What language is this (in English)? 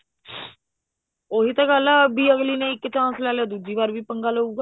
Punjabi